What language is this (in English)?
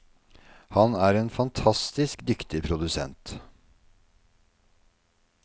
Norwegian